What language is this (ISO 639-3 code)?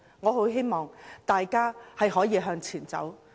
yue